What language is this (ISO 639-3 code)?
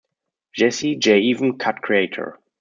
eng